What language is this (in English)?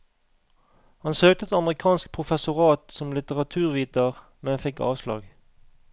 Norwegian